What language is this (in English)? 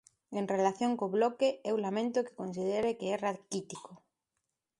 Galician